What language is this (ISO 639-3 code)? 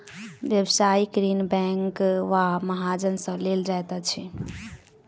mai